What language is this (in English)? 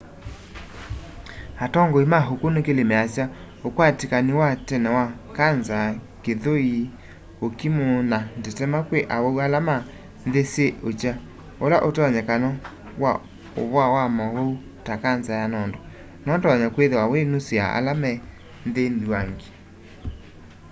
Kamba